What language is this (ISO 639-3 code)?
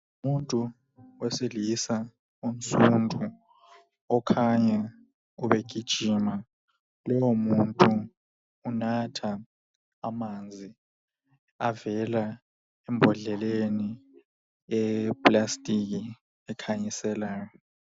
nde